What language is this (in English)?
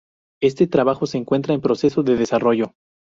Spanish